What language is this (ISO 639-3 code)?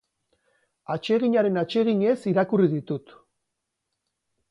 eus